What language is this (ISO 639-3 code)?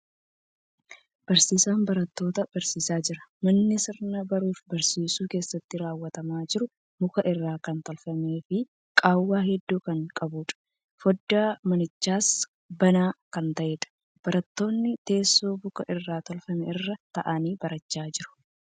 orm